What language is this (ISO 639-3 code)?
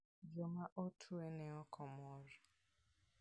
luo